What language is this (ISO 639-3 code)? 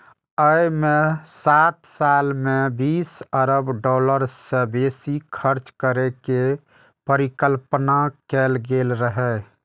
mai